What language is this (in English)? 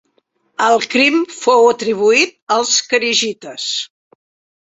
Catalan